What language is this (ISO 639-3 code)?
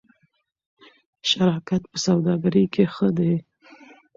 pus